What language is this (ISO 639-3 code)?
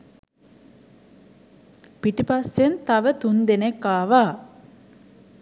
sin